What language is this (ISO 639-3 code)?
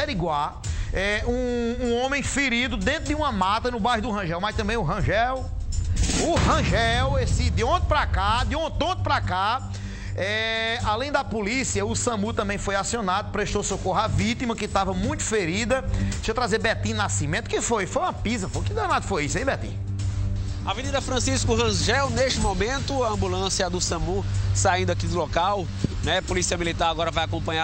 por